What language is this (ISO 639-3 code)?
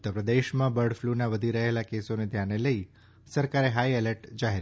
guj